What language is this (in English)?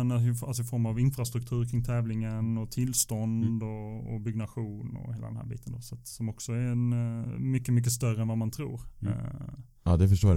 Swedish